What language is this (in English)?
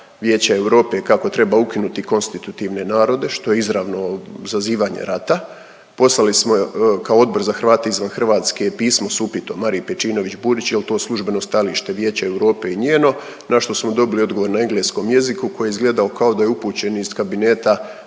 Croatian